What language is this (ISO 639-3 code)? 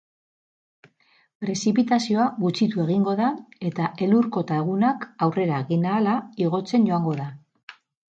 eus